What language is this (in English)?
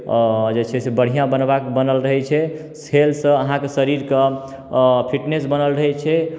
Maithili